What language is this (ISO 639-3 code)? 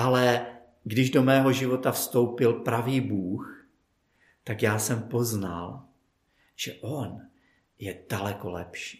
ces